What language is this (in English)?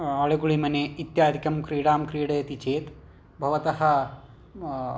Sanskrit